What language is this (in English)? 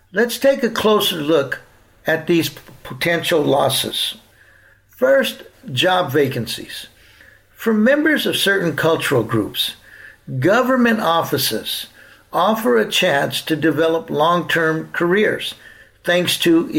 English